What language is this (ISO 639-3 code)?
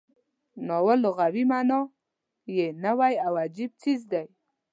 pus